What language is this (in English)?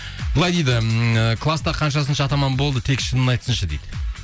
Kazakh